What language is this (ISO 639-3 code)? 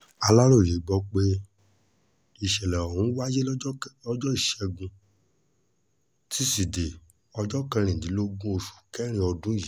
yor